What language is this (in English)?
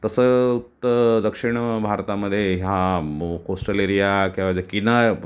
Marathi